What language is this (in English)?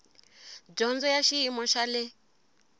Tsonga